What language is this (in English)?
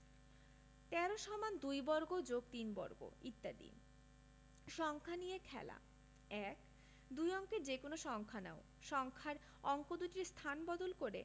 Bangla